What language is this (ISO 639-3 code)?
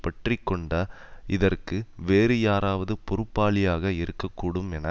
tam